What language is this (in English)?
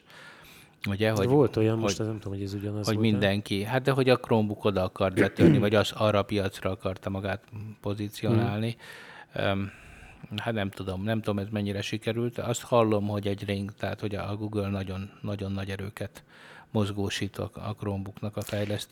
Hungarian